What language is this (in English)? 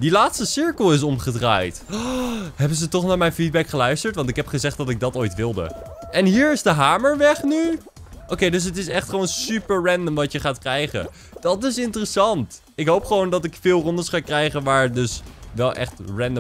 Dutch